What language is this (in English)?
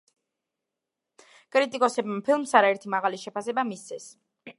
Georgian